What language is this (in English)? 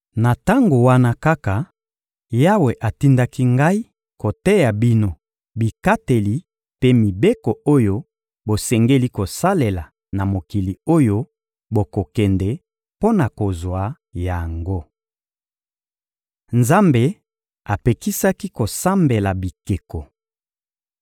Lingala